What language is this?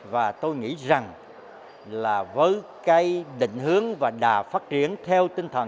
Vietnamese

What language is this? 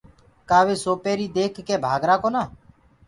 Gurgula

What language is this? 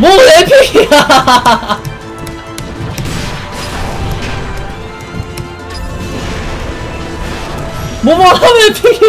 Korean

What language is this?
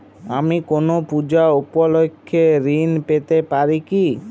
Bangla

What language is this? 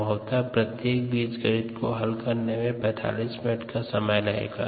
Hindi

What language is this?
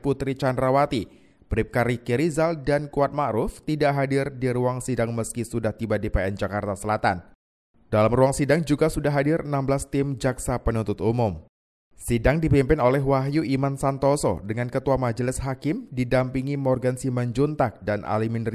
Indonesian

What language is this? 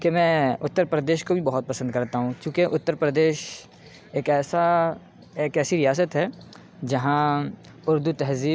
Urdu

